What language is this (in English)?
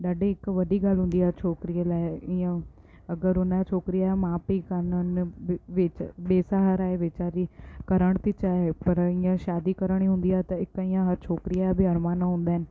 Sindhi